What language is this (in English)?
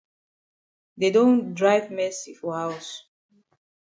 Cameroon Pidgin